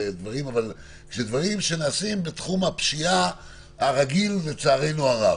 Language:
Hebrew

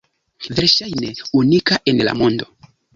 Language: Esperanto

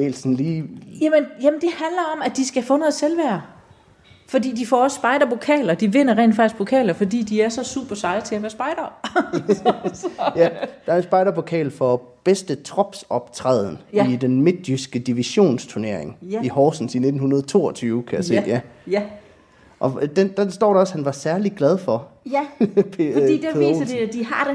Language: Danish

